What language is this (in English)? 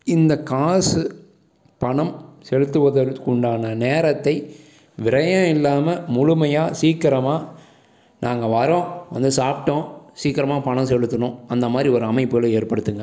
Tamil